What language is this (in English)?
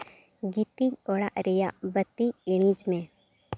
Santali